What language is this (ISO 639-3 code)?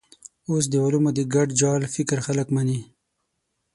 pus